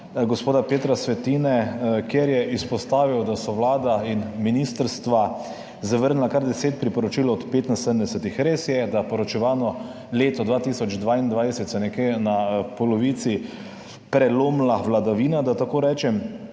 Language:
Slovenian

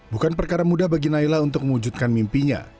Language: Indonesian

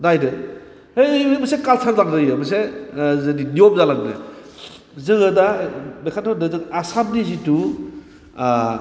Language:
Bodo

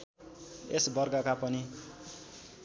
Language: Nepali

